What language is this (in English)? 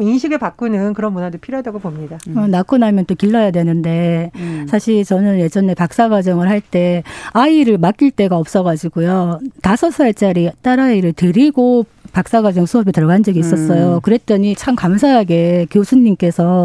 Korean